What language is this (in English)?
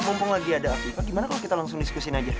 Indonesian